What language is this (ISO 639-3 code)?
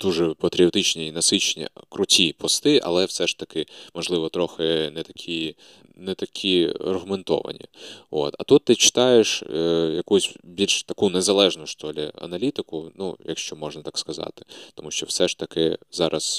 ukr